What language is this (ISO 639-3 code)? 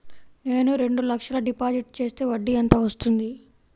tel